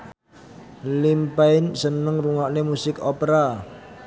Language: Javanese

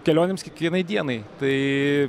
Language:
Lithuanian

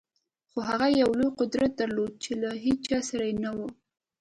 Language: Pashto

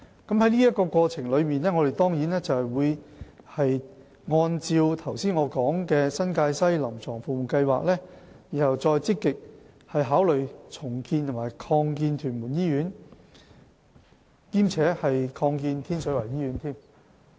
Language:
Cantonese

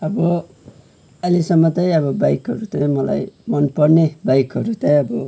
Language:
Nepali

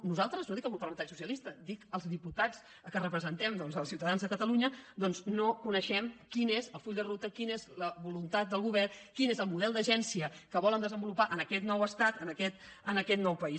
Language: Catalan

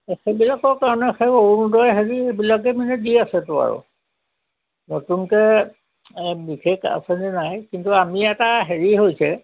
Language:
Assamese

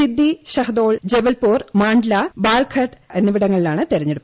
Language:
Malayalam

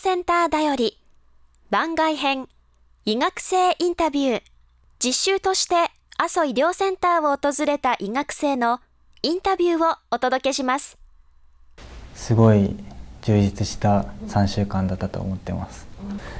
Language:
Japanese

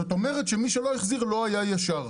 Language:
Hebrew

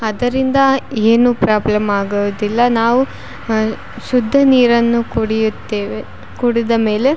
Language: Kannada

